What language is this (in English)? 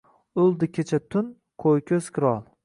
Uzbek